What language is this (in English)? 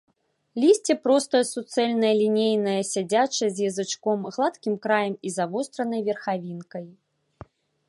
Belarusian